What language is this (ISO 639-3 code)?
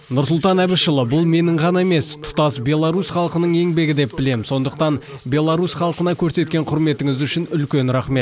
kaz